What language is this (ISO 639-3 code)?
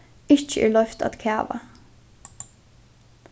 fao